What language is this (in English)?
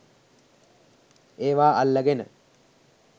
Sinhala